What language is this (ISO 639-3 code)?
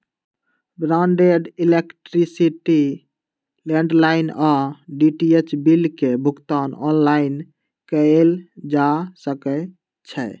mag